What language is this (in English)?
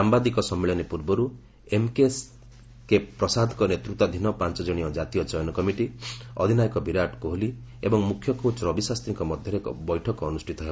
Odia